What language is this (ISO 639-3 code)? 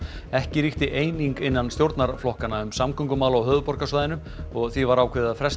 isl